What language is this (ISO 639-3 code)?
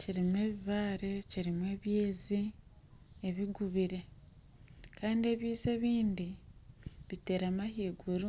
nyn